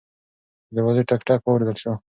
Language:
Pashto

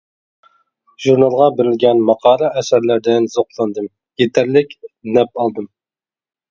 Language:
Uyghur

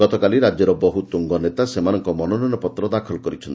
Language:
Odia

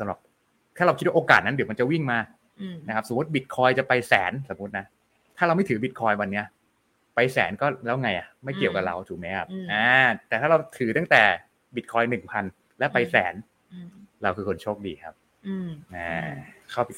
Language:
Thai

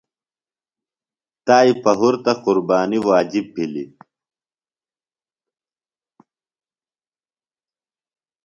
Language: Phalura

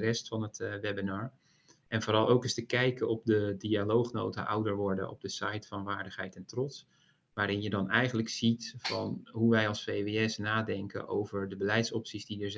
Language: Dutch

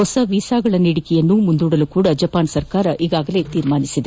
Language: Kannada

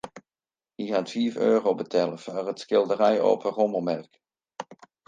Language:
Western Frisian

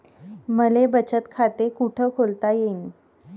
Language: Marathi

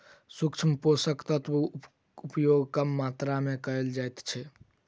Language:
Maithili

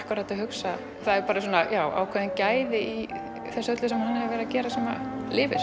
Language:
Icelandic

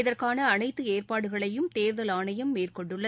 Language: Tamil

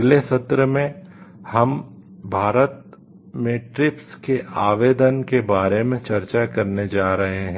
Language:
Hindi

